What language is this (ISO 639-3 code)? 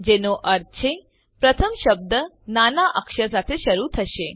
guj